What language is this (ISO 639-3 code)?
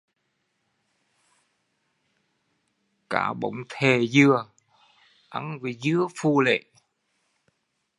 vie